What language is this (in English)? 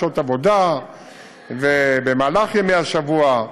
Hebrew